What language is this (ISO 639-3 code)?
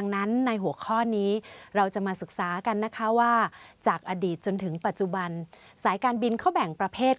tha